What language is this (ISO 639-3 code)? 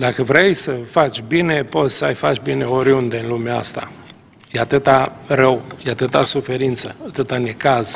ron